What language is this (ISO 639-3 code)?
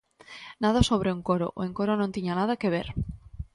glg